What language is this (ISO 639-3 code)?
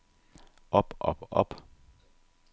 dan